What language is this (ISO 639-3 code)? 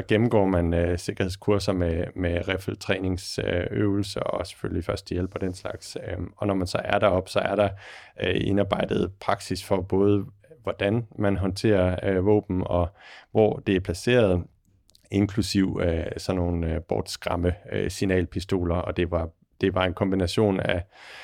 dan